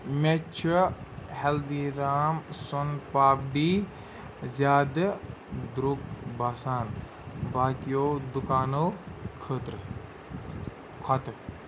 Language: Kashmiri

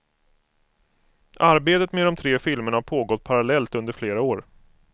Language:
Swedish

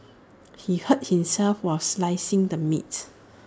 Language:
English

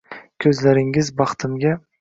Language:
Uzbek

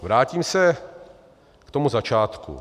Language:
Czech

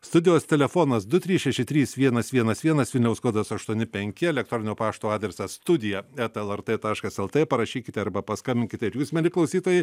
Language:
Lithuanian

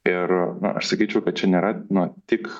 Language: Lithuanian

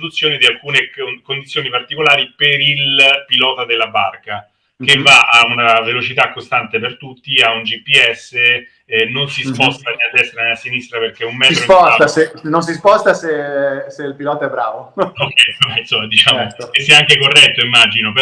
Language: Italian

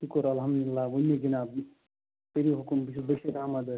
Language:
Kashmiri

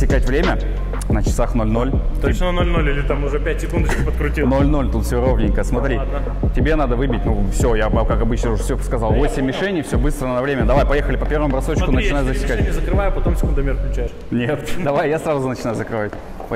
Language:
Russian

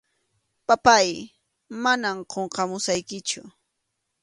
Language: Arequipa-La Unión Quechua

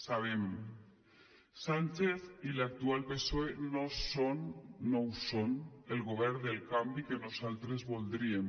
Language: Catalan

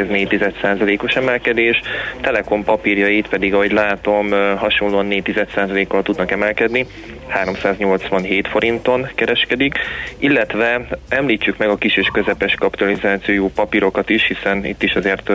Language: Hungarian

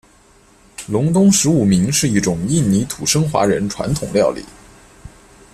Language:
Chinese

